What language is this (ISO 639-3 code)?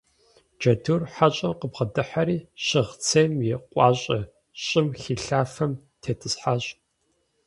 kbd